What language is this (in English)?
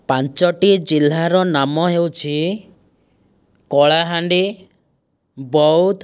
Odia